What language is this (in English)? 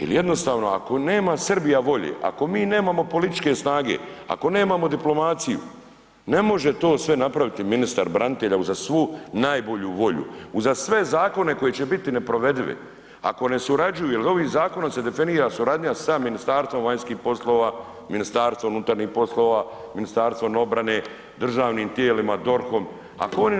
Croatian